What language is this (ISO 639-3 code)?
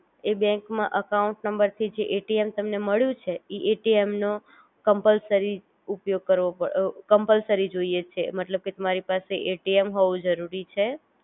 guj